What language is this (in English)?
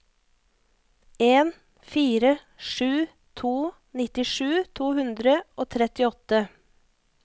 Norwegian